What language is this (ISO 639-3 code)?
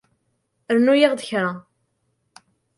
kab